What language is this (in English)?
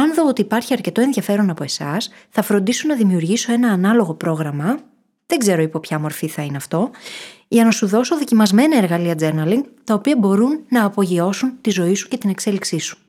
Greek